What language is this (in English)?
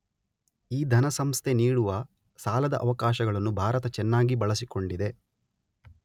Kannada